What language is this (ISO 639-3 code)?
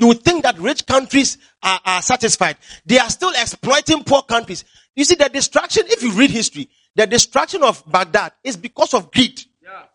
eng